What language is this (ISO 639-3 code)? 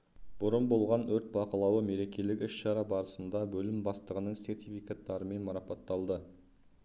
kaz